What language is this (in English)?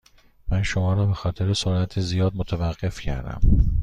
Persian